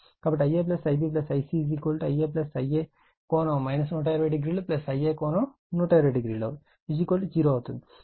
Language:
Telugu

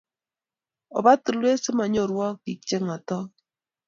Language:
Kalenjin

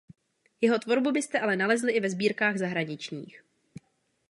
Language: Czech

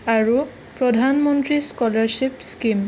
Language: Assamese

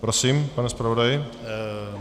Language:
Czech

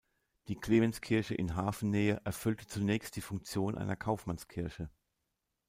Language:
German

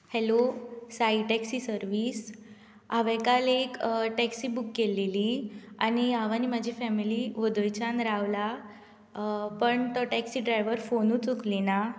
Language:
Konkani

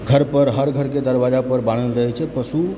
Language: Maithili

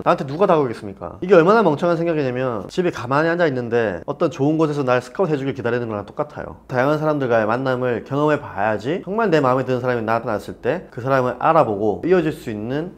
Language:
Korean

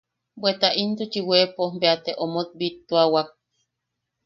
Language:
Yaqui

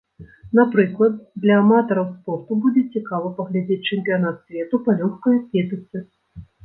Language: Belarusian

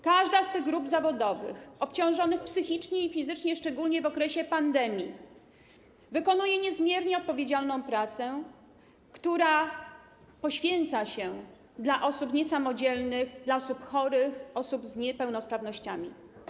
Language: Polish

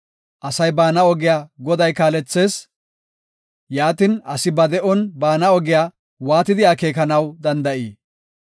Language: Gofa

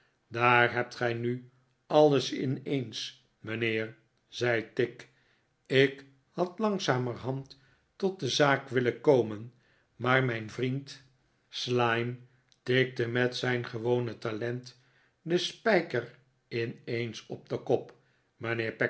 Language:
Dutch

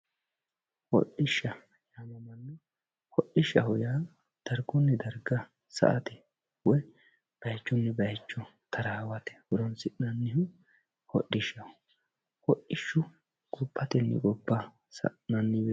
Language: Sidamo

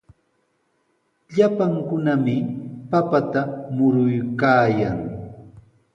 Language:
Sihuas Ancash Quechua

